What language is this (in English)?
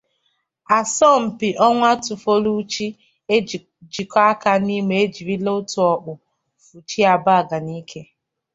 Igbo